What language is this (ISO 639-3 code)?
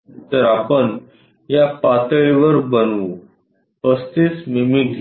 mar